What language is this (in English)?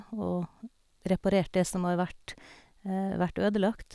Norwegian